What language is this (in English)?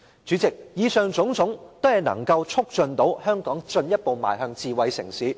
Cantonese